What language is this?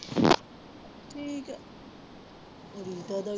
Punjabi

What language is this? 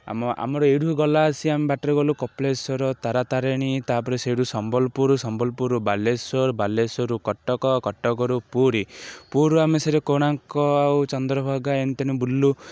Odia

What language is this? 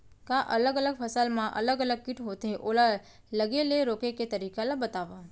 Chhattisgarhi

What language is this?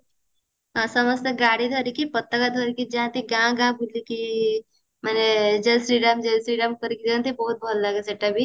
Odia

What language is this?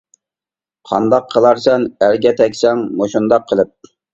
Uyghur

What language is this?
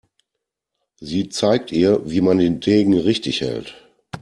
German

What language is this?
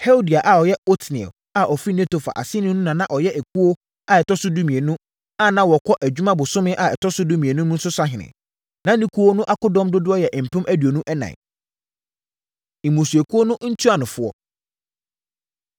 Akan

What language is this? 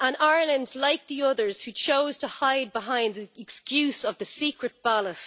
English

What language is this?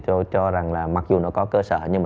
Vietnamese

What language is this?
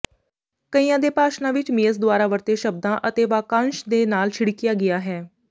Punjabi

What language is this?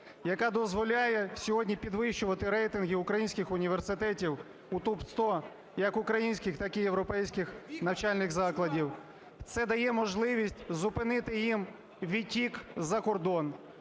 Ukrainian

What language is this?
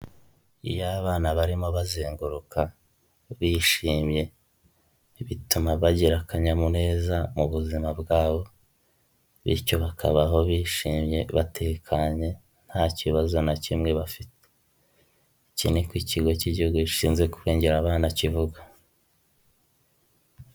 Kinyarwanda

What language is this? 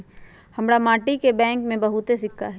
Magahi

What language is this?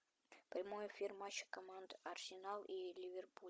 Russian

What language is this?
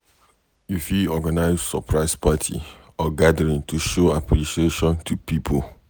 Nigerian Pidgin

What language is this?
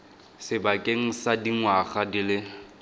Tswana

